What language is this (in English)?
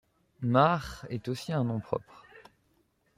French